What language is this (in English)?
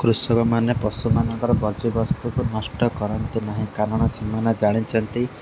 Odia